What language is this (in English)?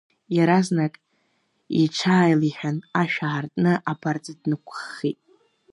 Abkhazian